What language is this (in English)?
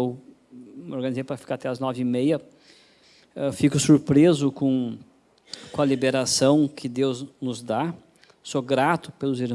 Portuguese